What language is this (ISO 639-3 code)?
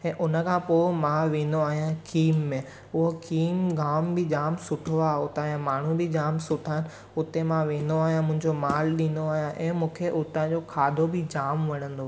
snd